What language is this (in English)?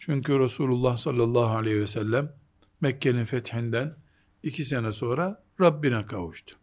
Turkish